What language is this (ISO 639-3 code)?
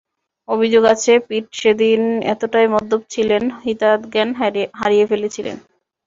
ben